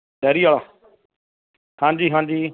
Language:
Punjabi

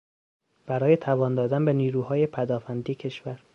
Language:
Persian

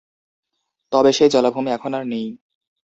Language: Bangla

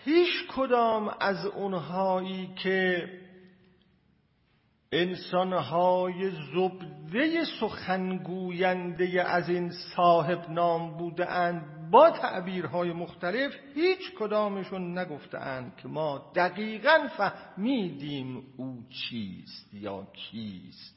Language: Persian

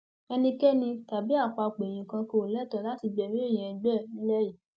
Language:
Yoruba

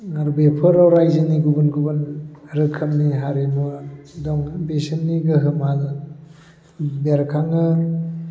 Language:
Bodo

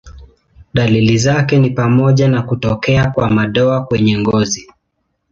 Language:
Swahili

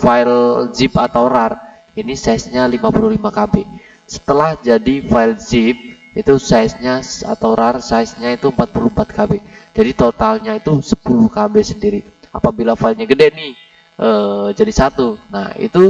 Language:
Indonesian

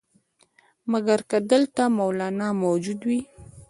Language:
Pashto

